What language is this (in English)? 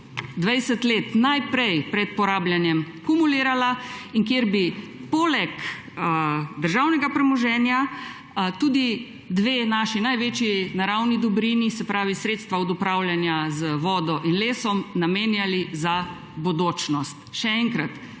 Slovenian